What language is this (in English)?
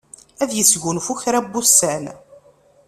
Kabyle